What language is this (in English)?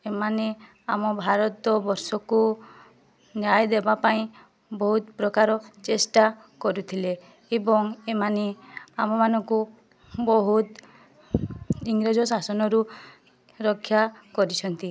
Odia